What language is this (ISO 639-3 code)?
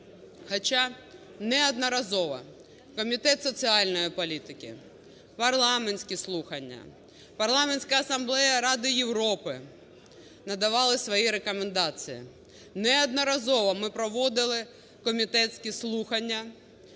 ukr